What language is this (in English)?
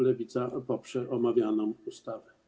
Polish